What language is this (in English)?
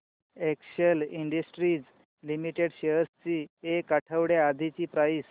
Marathi